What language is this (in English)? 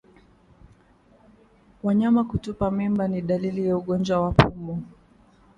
Swahili